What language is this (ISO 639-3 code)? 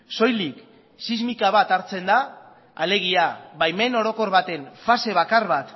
eus